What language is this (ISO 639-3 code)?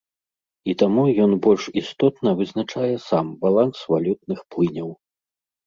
bel